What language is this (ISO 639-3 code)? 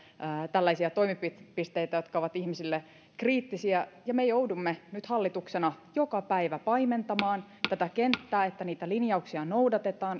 fin